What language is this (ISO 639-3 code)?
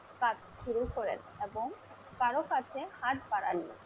ben